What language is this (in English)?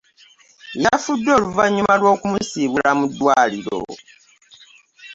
Ganda